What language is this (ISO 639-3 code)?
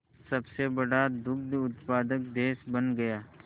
hin